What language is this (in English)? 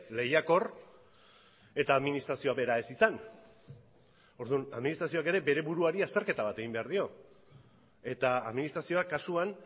Basque